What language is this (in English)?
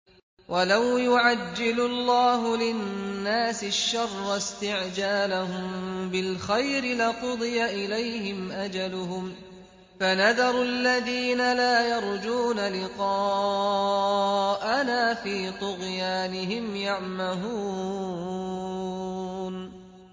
Arabic